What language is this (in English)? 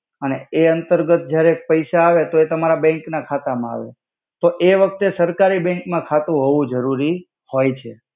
Gujarati